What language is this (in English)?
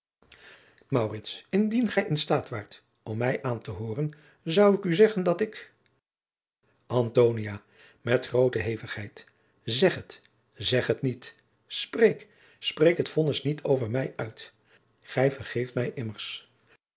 Dutch